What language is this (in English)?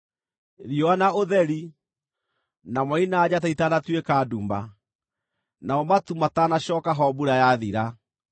Kikuyu